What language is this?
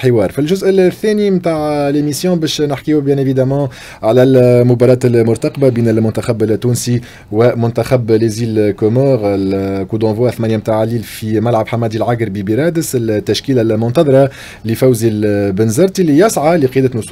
Arabic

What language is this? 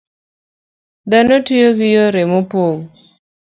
Luo (Kenya and Tanzania)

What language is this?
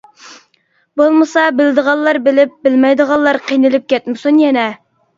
Uyghur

